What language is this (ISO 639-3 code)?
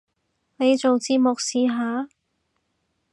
yue